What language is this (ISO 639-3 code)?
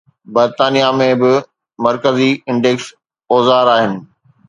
snd